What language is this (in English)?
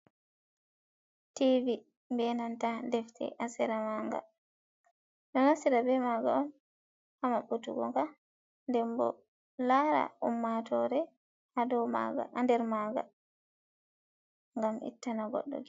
Fula